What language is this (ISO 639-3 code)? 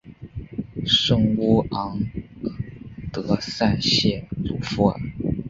zho